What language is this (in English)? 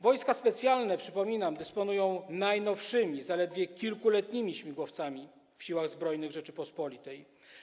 Polish